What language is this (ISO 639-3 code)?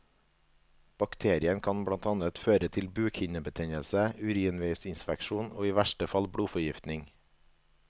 nor